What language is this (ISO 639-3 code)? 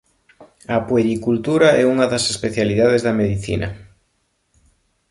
glg